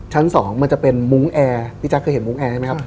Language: Thai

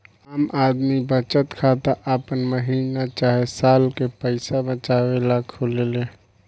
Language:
Bhojpuri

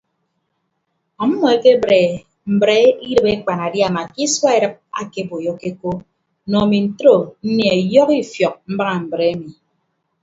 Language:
Ibibio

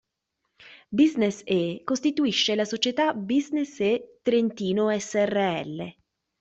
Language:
Italian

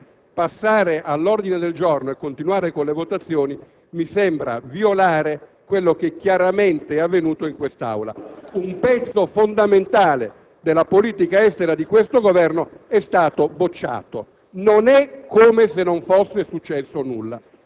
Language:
Italian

